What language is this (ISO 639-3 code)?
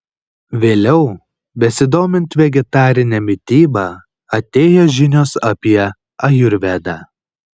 lit